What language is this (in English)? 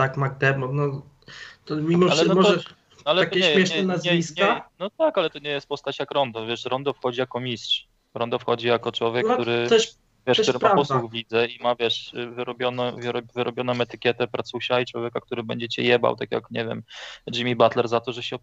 Polish